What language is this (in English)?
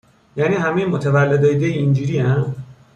Persian